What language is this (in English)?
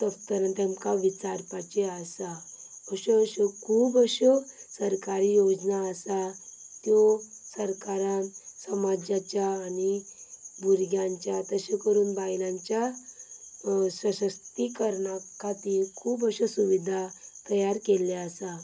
Konkani